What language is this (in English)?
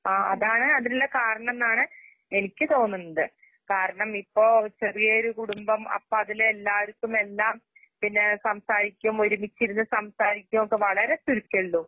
Malayalam